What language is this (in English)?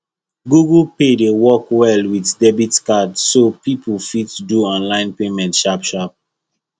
Nigerian Pidgin